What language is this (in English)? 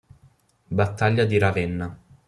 Italian